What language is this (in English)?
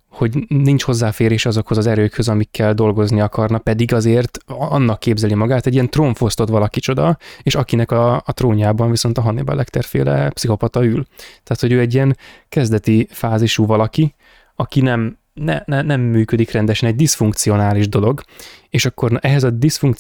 Hungarian